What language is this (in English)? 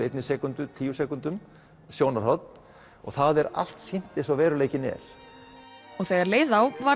Icelandic